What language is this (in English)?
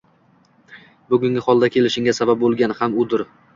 Uzbek